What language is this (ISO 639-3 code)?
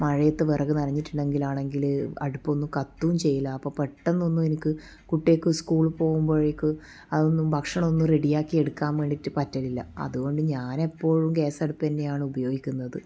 mal